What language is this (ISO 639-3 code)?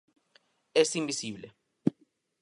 glg